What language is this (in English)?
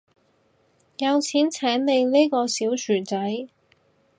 Cantonese